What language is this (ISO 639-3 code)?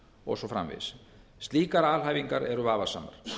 isl